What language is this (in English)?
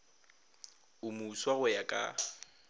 Northern Sotho